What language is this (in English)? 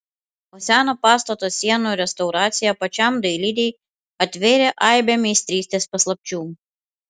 Lithuanian